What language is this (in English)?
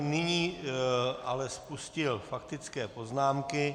Czech